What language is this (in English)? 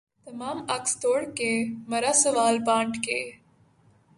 Urdu